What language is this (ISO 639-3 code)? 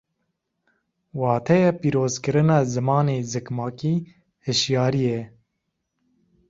kur